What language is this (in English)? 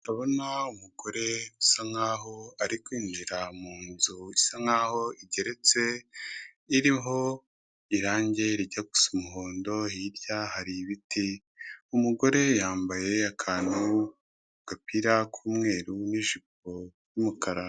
Kinyarwanda